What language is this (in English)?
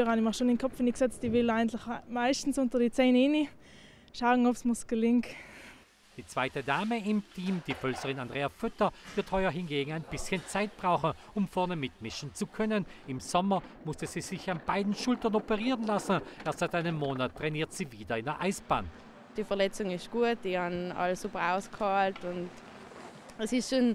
German